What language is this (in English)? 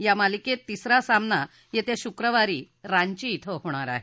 Marathi